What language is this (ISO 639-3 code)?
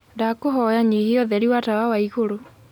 kik